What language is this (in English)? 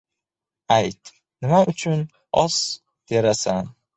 Uzbek